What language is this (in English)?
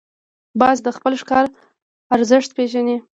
Pashto